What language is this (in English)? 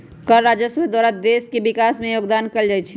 Magahi